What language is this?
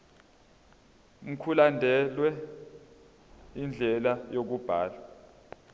Zulu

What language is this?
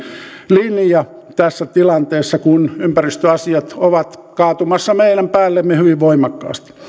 Finnish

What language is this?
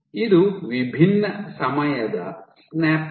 Kannada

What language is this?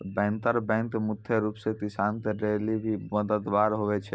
Maithili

